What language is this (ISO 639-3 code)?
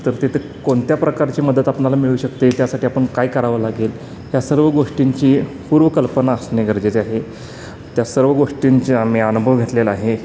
mar